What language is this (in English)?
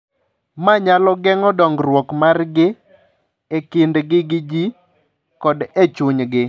Luo (Kenya and Tanzania)